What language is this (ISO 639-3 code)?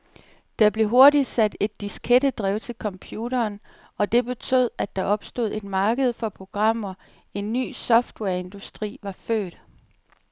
dan